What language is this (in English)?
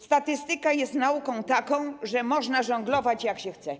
Polish